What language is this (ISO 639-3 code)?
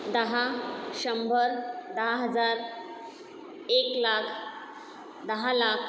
mar